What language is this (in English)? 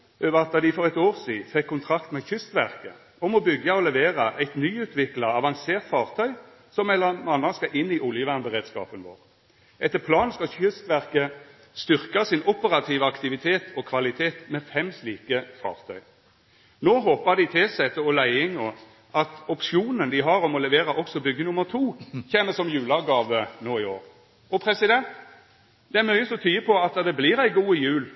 Norwegian Nynorsk